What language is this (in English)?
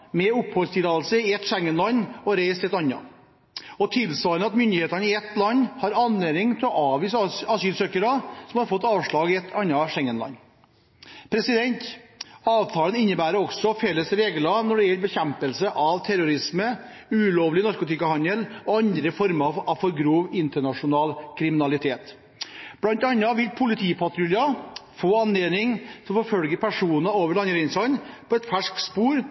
Norwegian Bokmål